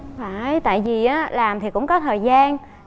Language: Vietnamese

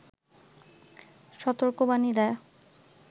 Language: Bangla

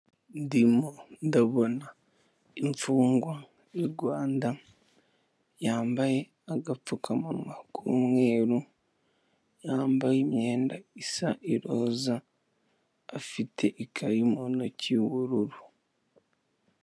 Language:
Kinyarwanda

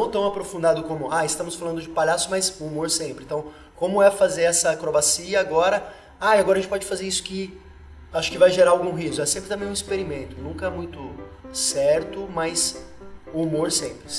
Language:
Portuguese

